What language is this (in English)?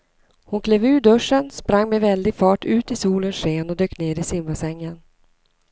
Swedish